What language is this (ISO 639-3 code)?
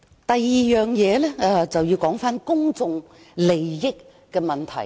yue